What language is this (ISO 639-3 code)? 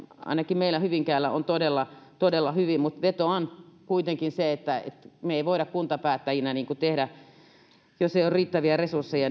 fin